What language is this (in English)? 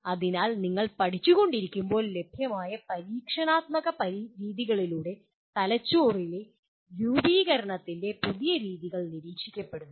Malayalam